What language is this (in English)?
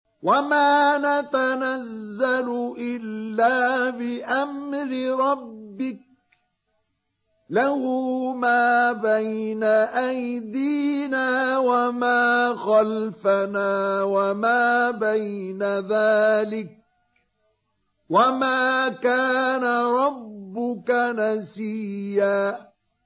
Arabic